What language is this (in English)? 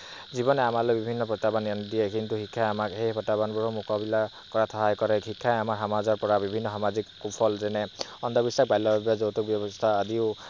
Assamese